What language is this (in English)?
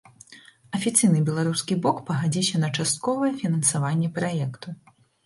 Belarusian